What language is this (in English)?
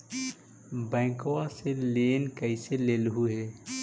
Magahi